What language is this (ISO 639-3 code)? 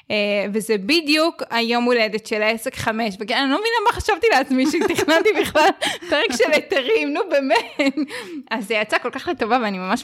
heb